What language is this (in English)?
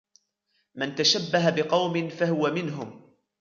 Arabic